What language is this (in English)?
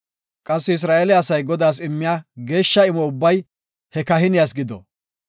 Gofa